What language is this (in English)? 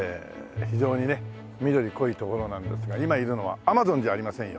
Japanese